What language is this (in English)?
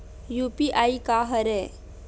Chhattisgarhi